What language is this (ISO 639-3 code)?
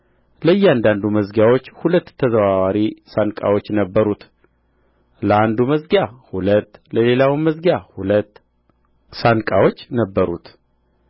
amh